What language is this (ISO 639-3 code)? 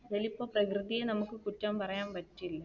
mal